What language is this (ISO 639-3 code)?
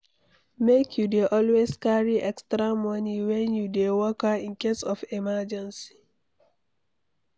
pcm